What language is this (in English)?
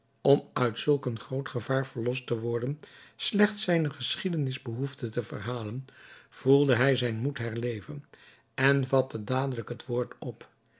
Dutch